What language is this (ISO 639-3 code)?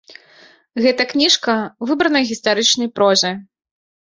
bel